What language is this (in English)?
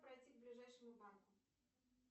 Russian